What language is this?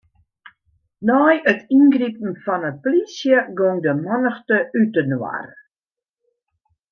Western Frisian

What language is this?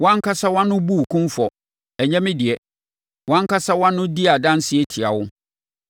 Akan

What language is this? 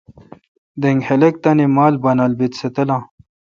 Kalkoti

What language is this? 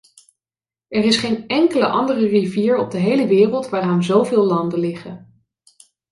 Dutch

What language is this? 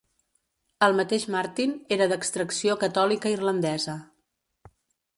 Catalan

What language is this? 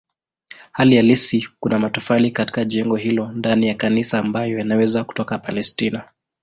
Swahili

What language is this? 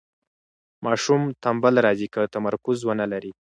Pashto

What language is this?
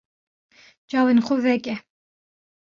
Kurdish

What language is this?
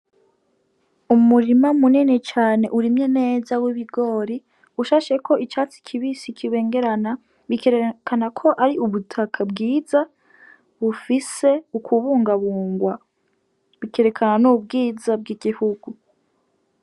Rundi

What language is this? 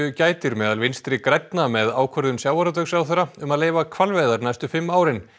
Icelandic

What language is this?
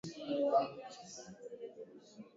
Swahili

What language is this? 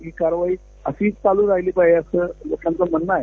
Marathi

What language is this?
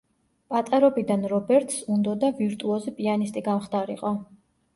Georgian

